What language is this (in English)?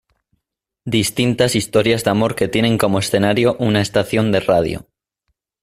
Spanish